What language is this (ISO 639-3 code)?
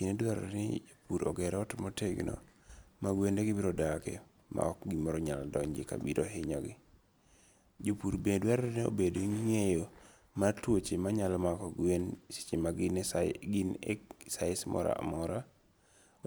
luo